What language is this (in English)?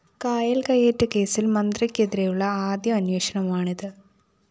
Malayalam